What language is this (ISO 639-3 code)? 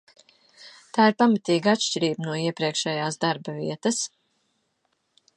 lav